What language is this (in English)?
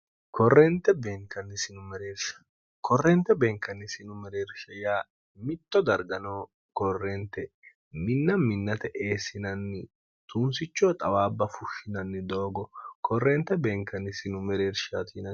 Sidamo